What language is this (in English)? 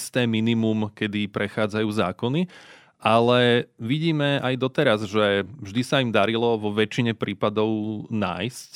Slovak